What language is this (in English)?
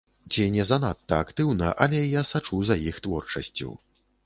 Belarusian